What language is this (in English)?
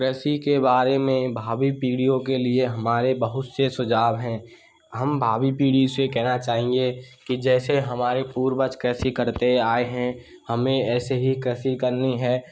Hindi